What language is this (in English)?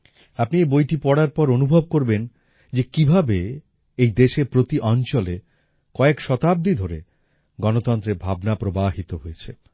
Bangla